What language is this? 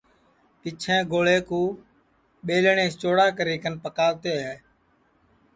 Sansi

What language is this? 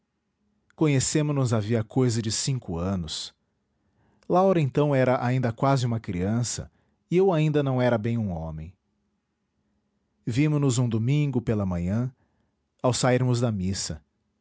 Portuguese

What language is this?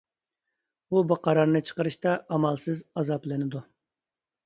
Uyghur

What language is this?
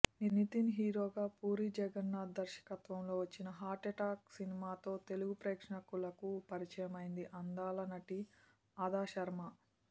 Telugu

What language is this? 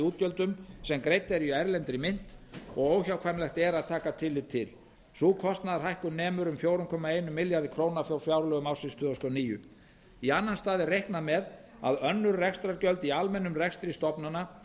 Icelandic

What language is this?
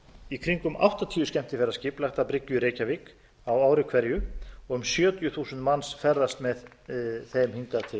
Icelandic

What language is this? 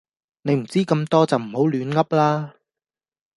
Cantonese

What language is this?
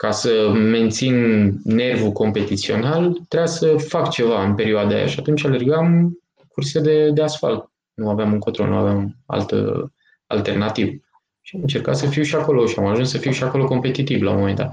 Romanian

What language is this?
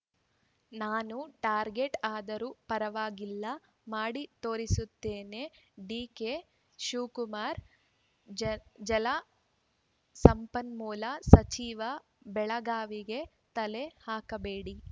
Kannada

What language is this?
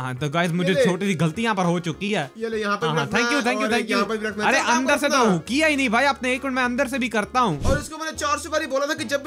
Hindi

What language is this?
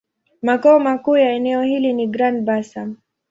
Swahili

